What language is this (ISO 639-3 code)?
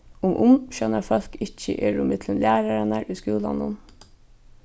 fao